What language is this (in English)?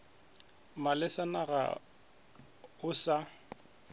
Northern Sotho